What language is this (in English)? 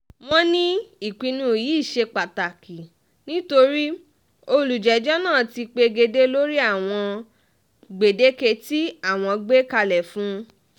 Yoruba